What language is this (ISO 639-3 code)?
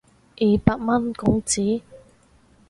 yue